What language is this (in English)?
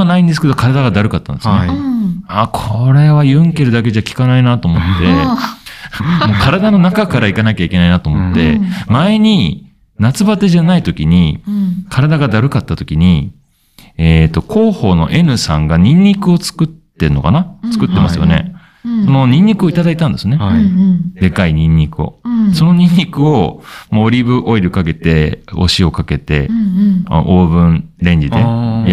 Japanese